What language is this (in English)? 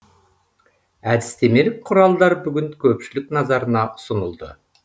Kazakh